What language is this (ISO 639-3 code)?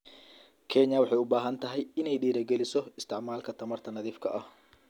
som